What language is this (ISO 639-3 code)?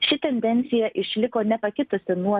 lit